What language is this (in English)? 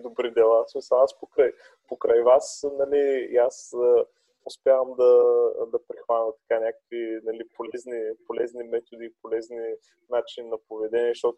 Bulgarian